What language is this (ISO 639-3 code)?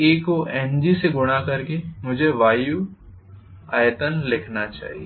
hin